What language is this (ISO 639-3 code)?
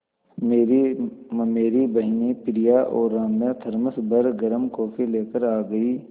hin